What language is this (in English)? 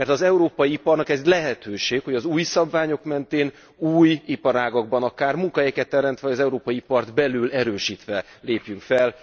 Hungarian